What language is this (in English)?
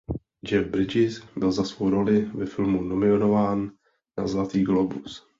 Czech